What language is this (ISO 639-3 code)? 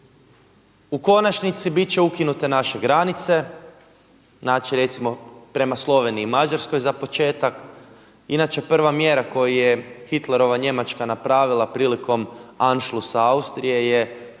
hrv